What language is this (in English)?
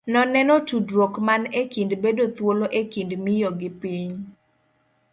Luo (Kenya and Tanzania)